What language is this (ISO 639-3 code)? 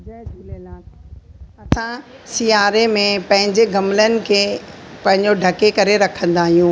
snd